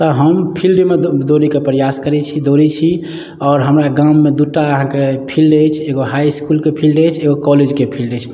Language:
Maithili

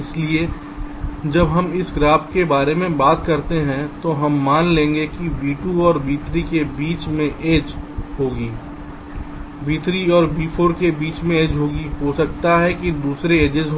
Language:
Hindi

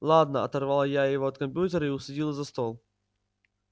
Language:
Russian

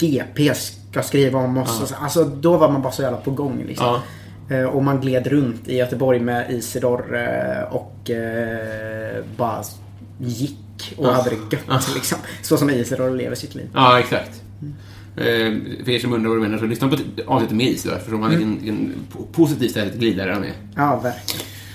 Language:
Swedish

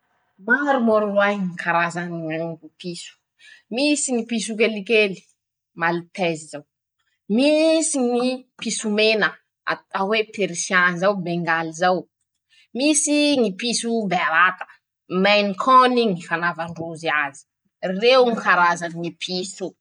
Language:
Masikoro Malagasy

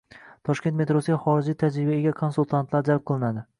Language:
Uzbek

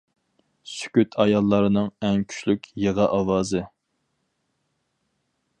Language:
Uyghur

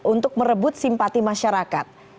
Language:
Indonesian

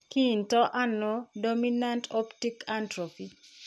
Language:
Kalenjin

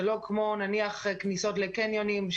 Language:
Hebrew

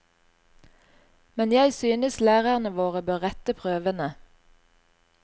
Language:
Norwegian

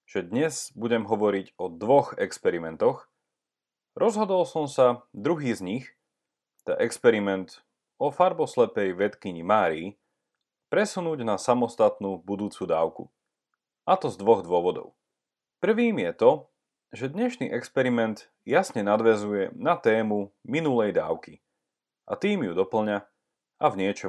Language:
Slovak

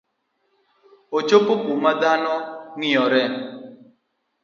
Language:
Luo (Kenya and Tanzania)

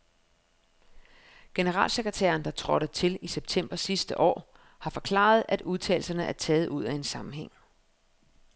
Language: Danish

